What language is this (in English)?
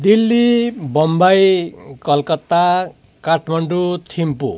Nepali